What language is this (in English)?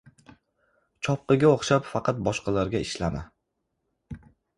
Uzbek